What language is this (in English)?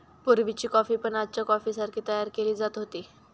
Marathi